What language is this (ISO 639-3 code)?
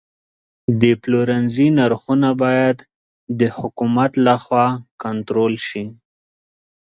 pus